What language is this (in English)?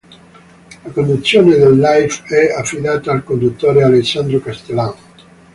Italian